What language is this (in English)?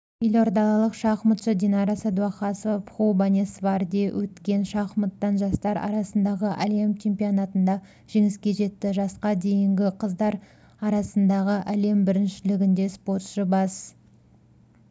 Kazakh